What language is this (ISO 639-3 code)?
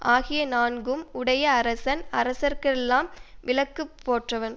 tam